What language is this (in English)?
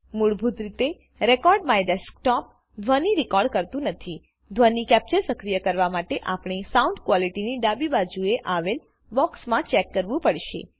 Gujarati